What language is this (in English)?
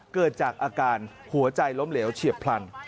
Thai